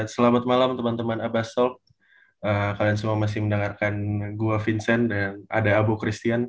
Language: Indonesian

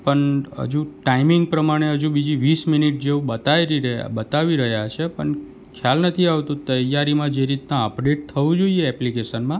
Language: Gujarati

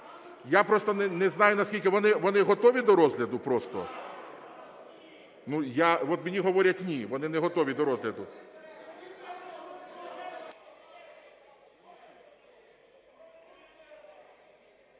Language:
Ukrainian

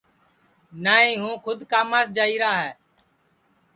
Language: Sansi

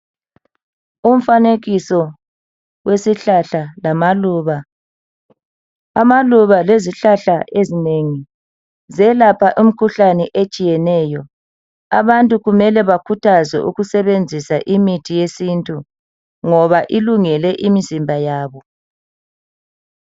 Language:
North Ndebele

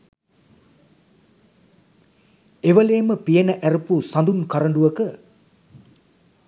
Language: Sinhala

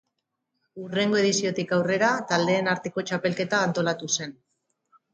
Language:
Basque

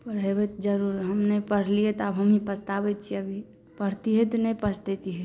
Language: Maithili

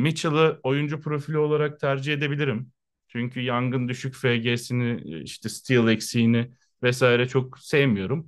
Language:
Turkish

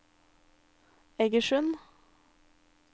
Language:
Norwegian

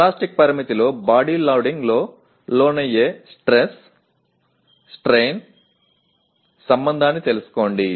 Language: Telugu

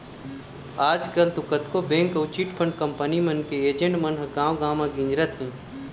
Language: Chhattisgarhi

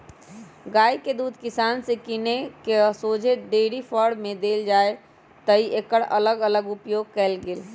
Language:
Magahi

